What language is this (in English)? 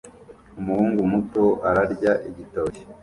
Kinyarwanda